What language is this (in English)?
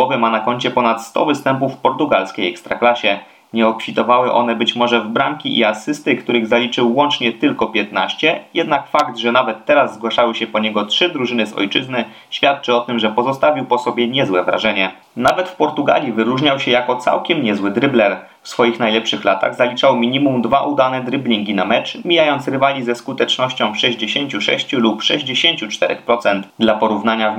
Polish